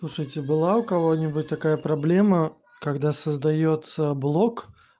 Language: Russian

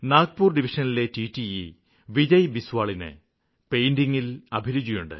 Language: Malayalam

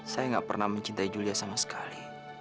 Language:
Indonesian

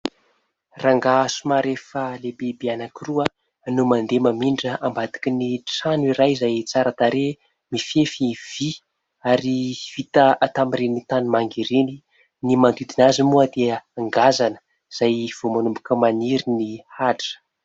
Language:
Malagasy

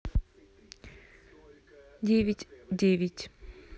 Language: Russian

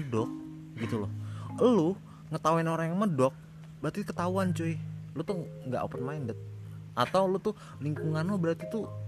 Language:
Indonesian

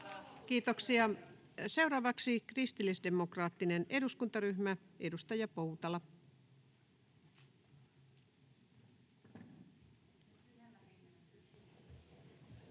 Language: Finnish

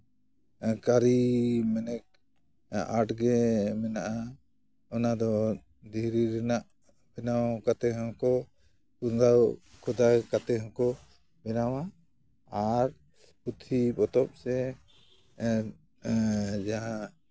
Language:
Santali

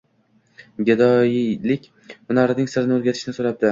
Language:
Uzbek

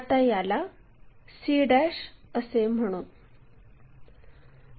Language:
Marathi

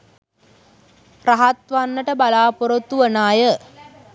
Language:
Sinhala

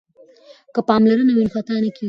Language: Pashto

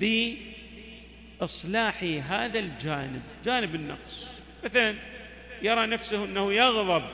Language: Arabic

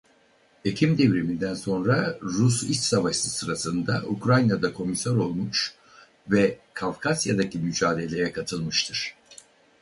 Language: Turkish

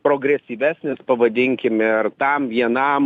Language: Lithuanian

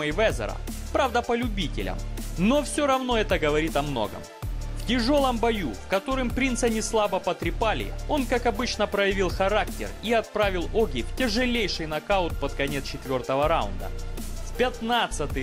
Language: Russian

